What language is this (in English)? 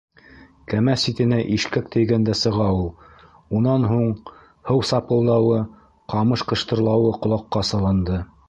Bashkir